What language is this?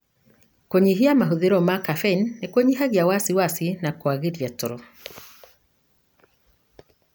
Kikuyu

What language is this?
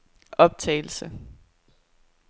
Danish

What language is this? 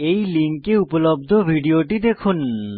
Bangla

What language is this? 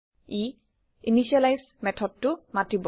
Assamese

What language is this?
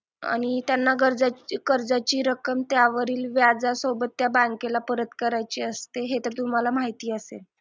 Marathi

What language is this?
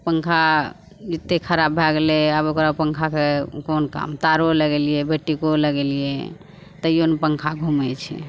Maithili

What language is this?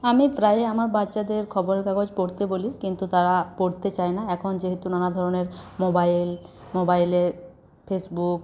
Bangla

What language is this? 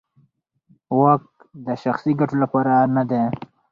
Pashto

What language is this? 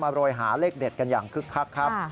Thai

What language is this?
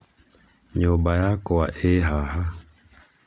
Kikuyu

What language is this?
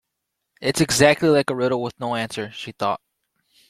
English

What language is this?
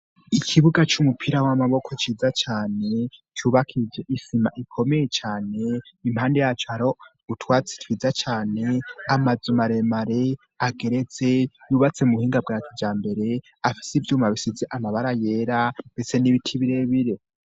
Rundi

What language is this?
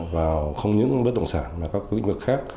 Vietnamese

